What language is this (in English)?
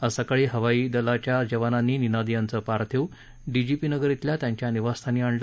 Marathi